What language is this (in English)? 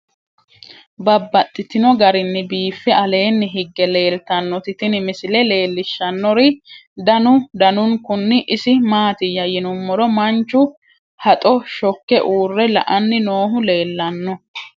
Sidamo